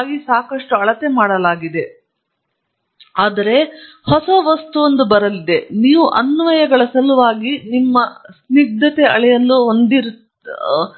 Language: Kannada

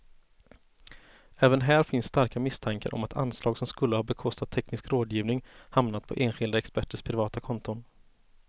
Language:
Swedish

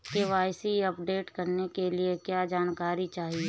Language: Hindi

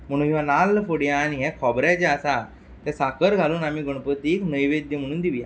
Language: Konkani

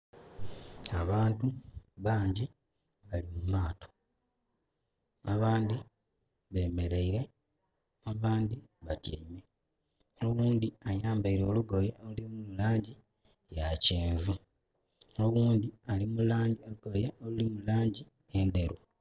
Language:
Soga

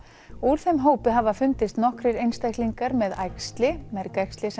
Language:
Icelandic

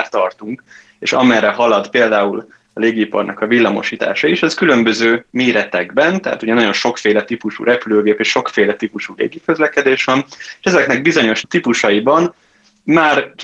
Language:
Hungarian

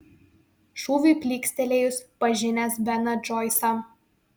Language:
Lithuanian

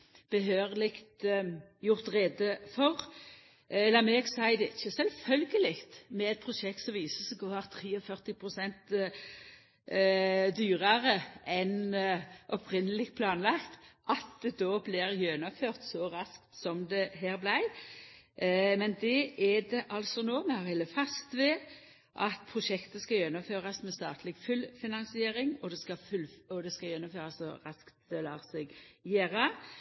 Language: Norwegian Nynorsk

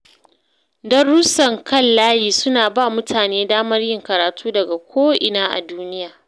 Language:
Hausa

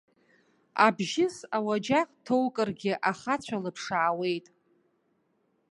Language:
Abkhazian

